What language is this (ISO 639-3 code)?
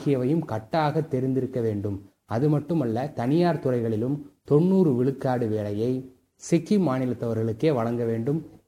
tam